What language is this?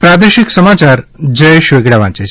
Gujarati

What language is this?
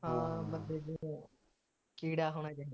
Punjabi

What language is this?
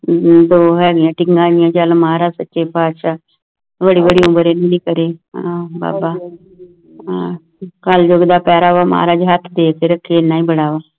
Punjabi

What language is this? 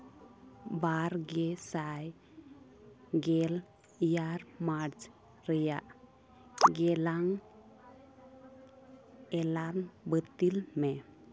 Santali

